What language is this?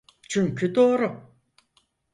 Turkish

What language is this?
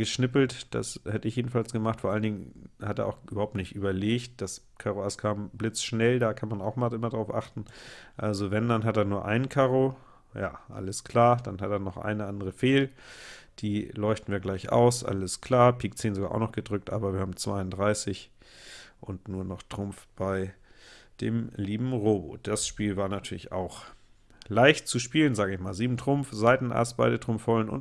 German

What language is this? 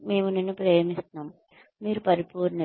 Telugu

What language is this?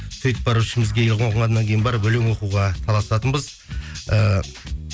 Kazakh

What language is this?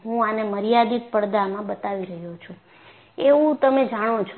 Gujarati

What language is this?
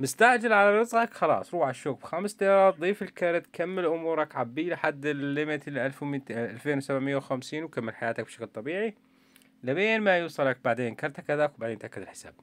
Arabic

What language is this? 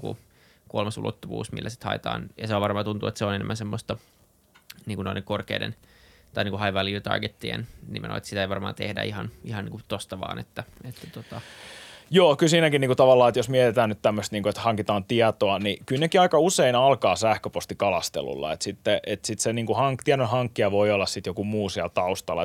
Finnish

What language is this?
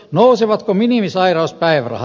Finnish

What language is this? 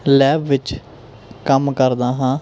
Punjabi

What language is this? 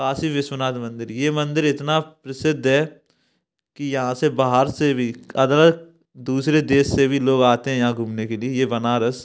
Hindi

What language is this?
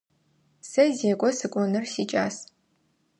Adyghe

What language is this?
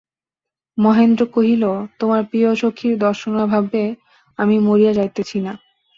Bangla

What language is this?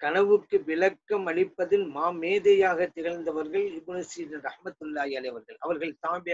Hindi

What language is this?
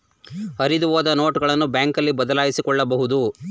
Kannada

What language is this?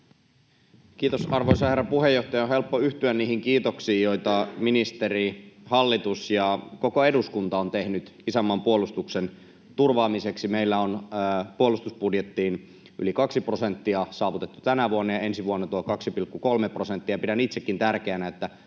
Finnish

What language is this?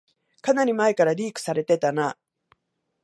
Japanese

